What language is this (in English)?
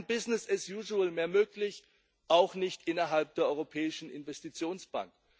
German